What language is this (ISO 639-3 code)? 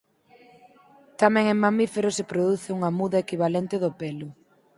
glg